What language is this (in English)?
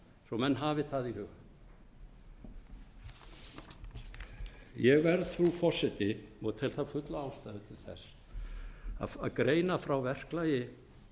Icelandic